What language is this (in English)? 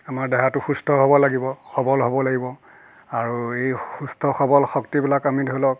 Assamese